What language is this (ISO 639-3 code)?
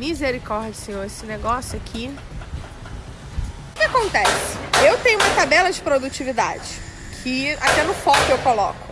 por